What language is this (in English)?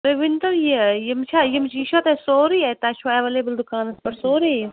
Kashmiri